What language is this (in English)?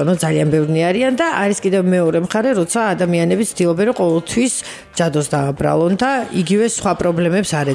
Romanian